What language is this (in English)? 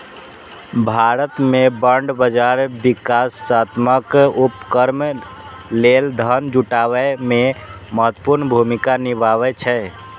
Maithili